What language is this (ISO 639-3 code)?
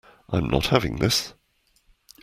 eng